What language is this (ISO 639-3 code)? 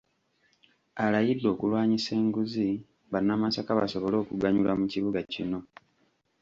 lug